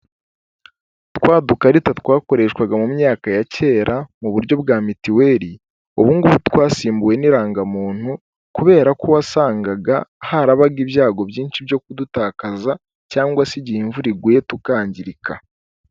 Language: Kinyarwanda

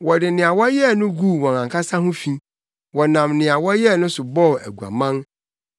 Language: Akan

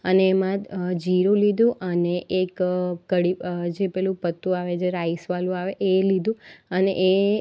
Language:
Gujarati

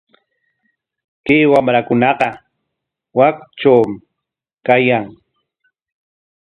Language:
Corongo Ancash Quechua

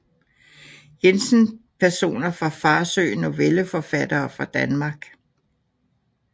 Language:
Danish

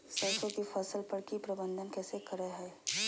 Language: Magahi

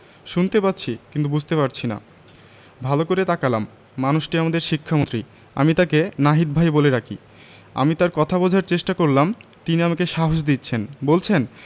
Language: Bangla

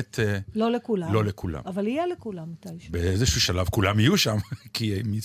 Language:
Hebrew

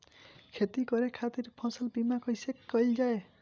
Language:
Bhojpuri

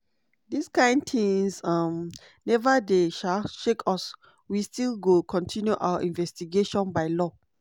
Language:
Nigerian Pidgin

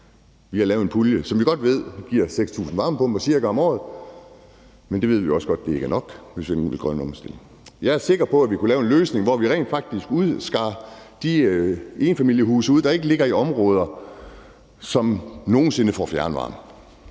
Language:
Danish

